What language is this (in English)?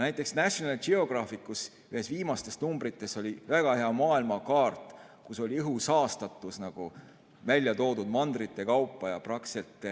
Estonian